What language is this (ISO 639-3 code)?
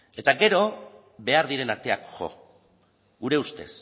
eus